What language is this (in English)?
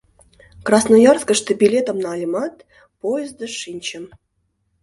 Mari